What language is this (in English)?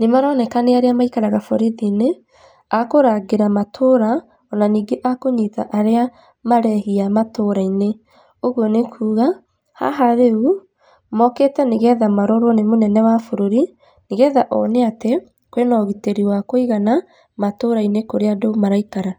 Kikuyu